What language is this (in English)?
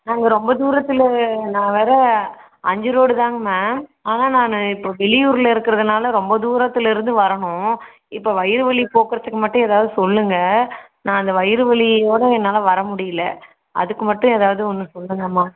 Tamil